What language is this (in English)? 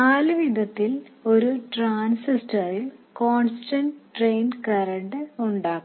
Malayalam